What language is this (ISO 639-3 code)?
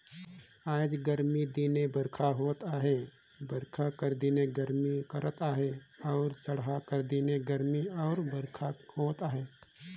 hne